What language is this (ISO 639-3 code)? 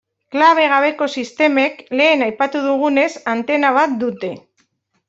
eus